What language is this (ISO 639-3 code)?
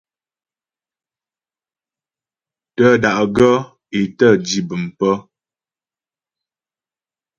bbj